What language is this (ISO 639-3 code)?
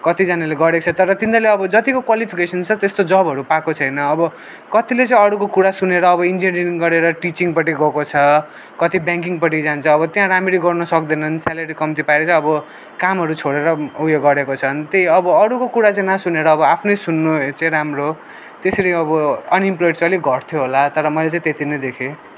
nep